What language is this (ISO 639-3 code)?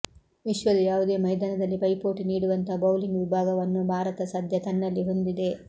kan